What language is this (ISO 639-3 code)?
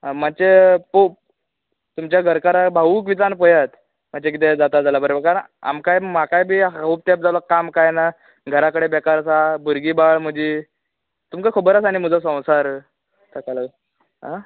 kok